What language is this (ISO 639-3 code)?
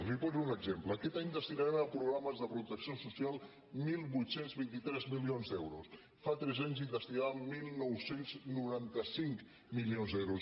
cat